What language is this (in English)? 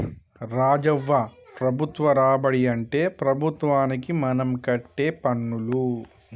Telugu